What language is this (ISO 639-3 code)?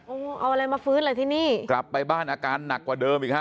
tha